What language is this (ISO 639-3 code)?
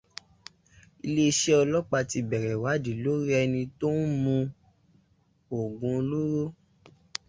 yor